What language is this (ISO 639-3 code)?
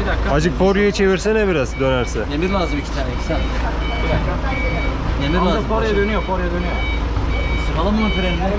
tur